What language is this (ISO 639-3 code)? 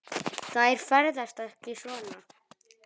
isl